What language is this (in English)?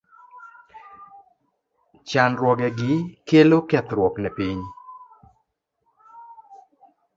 Luo (Kenya and Tanzania)